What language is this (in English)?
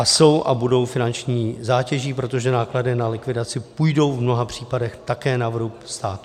Czech